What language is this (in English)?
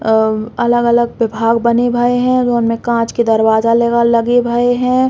Bundeli